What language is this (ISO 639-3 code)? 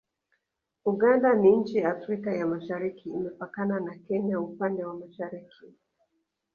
swa